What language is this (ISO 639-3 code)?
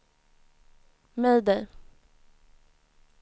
swe